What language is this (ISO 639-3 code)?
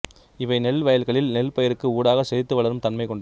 tam